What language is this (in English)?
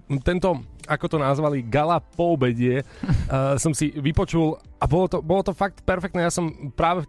Slovak